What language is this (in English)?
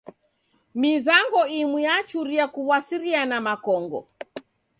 Taita